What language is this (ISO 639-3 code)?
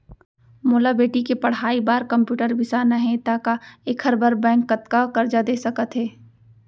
hne